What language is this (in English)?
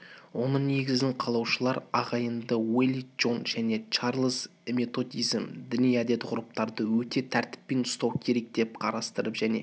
Kazakh